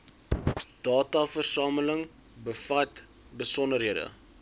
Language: Afrikaans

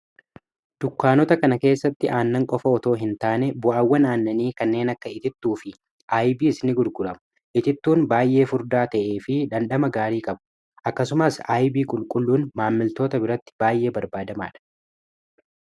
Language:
Oromo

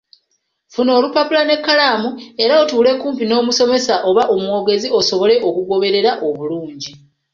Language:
Ganda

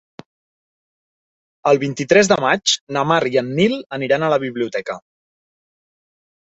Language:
Catalan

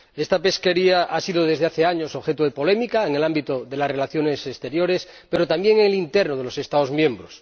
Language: Spanish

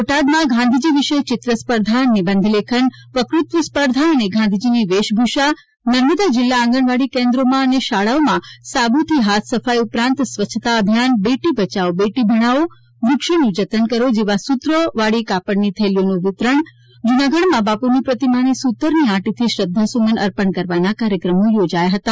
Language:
Gujarati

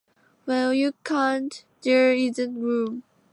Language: English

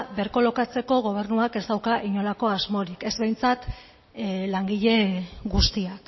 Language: Basque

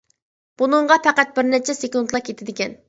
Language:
Uyghur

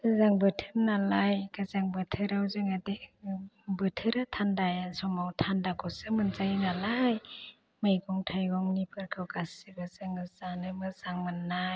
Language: Bodo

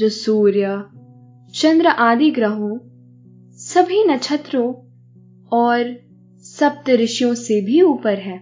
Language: Hindi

